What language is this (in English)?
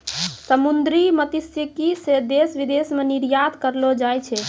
Maithili